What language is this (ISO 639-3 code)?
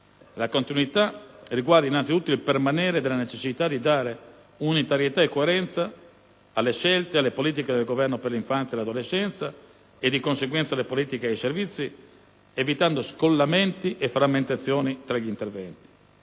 ita